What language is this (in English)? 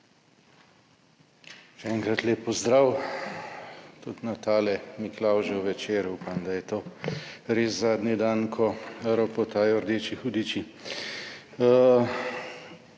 Slovenian